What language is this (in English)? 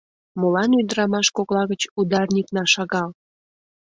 Mari